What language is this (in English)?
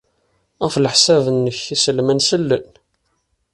Kabyle